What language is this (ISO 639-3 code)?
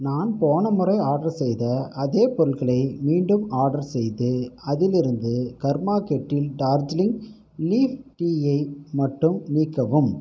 tam